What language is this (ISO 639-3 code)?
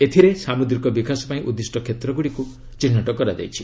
ori